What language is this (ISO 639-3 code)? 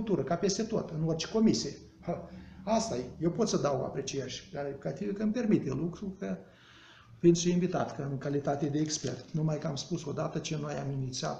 ron